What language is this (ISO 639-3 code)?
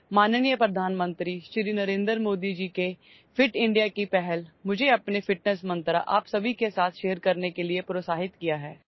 asm